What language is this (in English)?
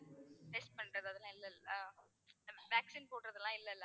Tamil